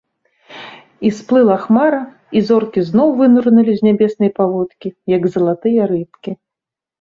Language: Belarusian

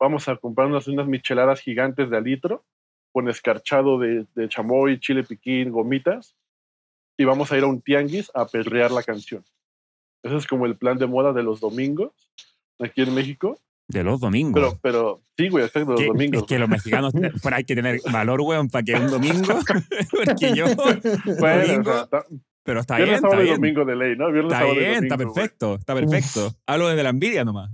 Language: Spanish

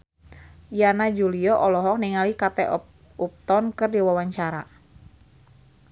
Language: Sundanese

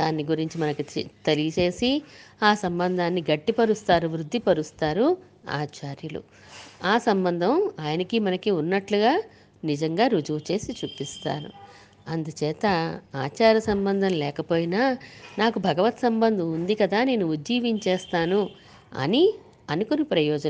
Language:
Telugu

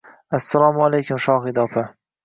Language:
Uzbek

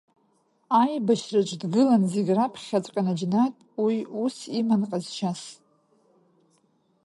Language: Abkhazian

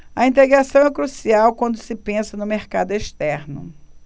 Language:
Portuguese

